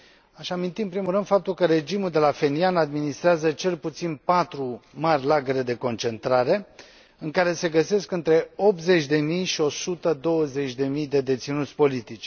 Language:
Romanian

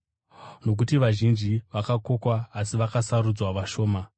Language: Shona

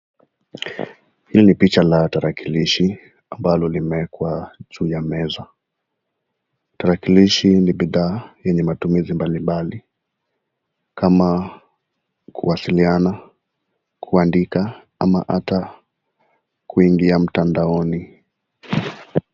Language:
Swahili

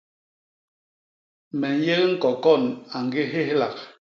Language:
Basaa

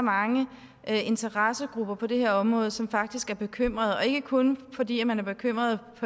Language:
Danish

